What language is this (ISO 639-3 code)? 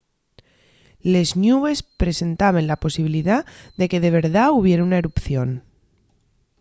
ast